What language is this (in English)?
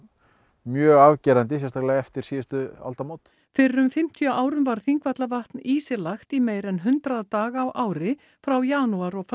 Icelandic